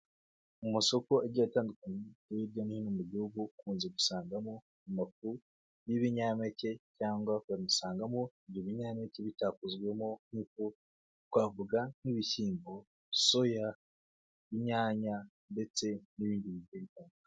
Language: Kinyarwanda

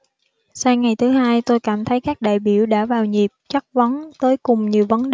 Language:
Vietnamese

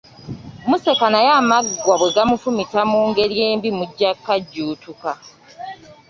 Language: Ganda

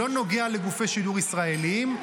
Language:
Hebrew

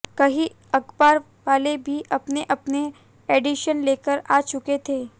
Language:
Hindi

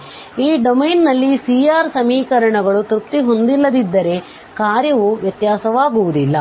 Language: Kannada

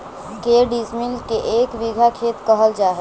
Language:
Magahi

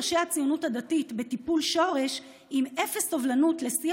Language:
Hebrew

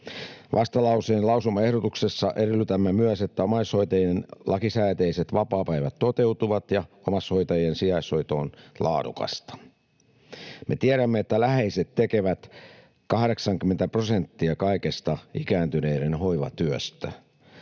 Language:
Finnish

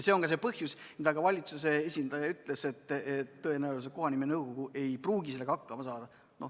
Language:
Estonian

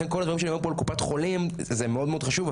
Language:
Hebrew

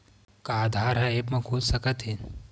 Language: Chhattisgarhi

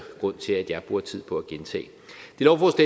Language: Danish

